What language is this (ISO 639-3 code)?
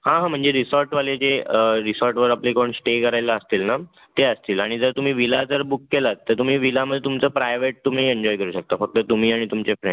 mar